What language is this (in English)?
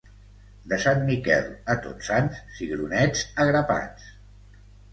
Catalan